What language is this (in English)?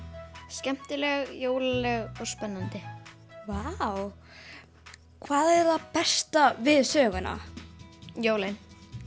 Icelandic